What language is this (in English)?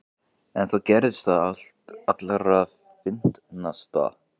Icelandic